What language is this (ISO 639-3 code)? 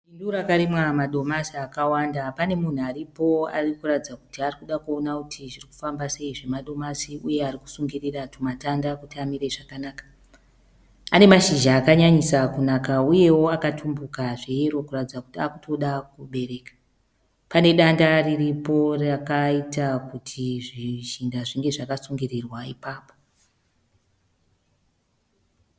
sna